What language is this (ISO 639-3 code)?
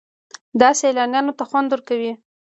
pus